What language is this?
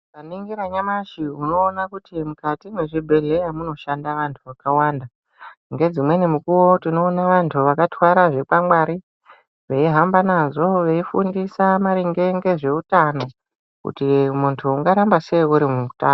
Ndau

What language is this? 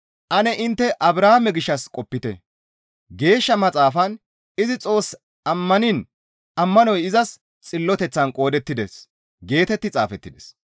Gamo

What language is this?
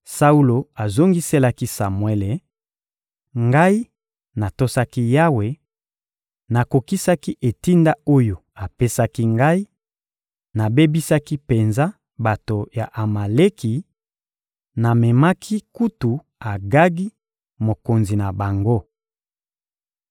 Lingala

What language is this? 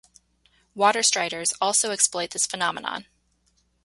English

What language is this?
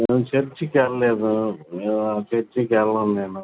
Telugu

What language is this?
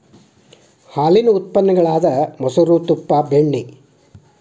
Kannada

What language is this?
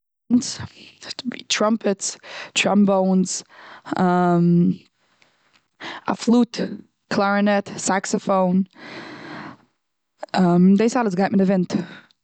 Yiddish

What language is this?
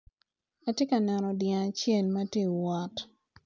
Acoli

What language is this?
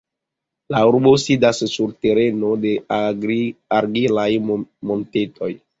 Esperanto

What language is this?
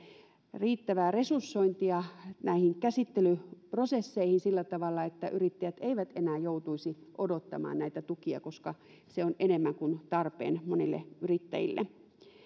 Finnish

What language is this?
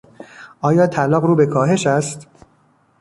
Persian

